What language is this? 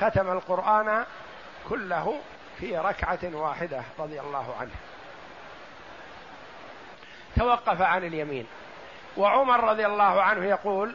Arabic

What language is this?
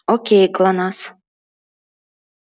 Russian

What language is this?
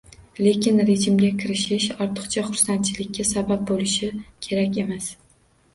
Uzbek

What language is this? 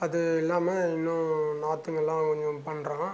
Tamil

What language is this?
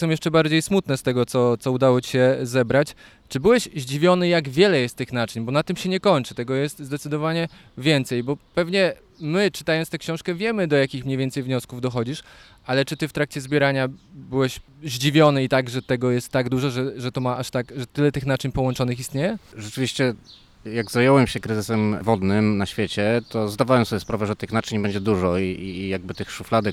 Polish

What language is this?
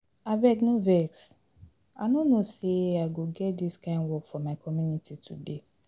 Nigerian Pidgin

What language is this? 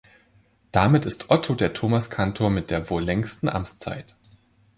German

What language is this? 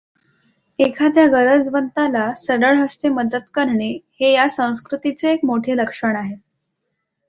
Marathi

